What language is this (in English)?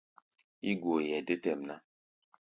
Gbaya